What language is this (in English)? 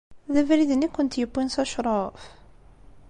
Kabyle